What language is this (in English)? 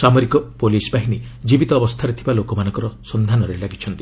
Odia